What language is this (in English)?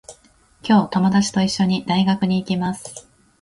Japanese